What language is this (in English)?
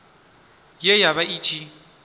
Venda